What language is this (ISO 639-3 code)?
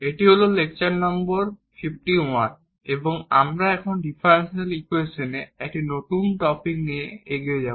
ben